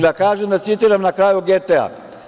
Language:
Serbian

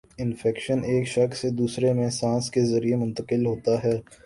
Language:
Urdu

